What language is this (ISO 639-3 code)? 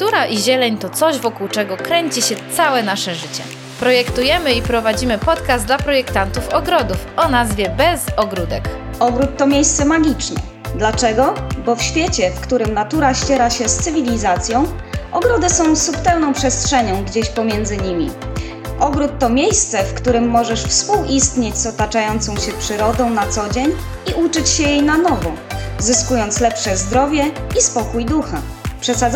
pol